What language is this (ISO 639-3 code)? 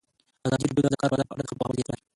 pus